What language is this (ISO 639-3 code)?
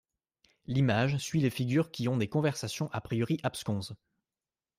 fra